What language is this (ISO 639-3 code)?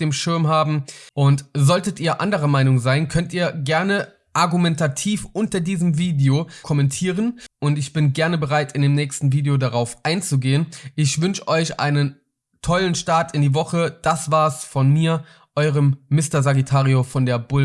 deu